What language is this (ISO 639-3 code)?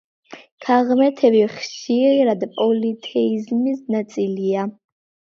kat